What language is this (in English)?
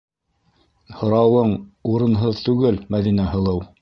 Bashkir